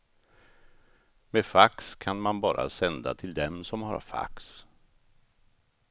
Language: Swedish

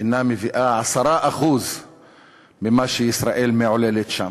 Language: Hebrew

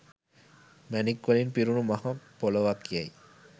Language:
Sinhala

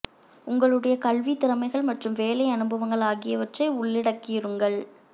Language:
Tamil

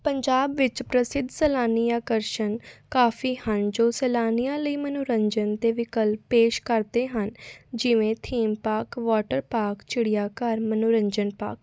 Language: Punjabi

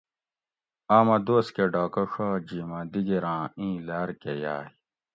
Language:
Gawri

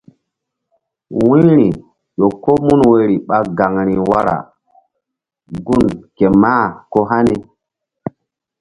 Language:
Mbum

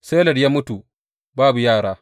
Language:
Hausa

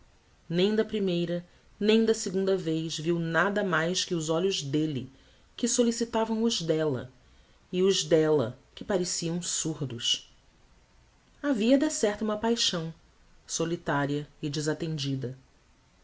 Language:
Portuguese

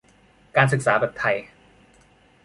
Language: Thai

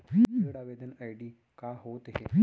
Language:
Chhattisgarhi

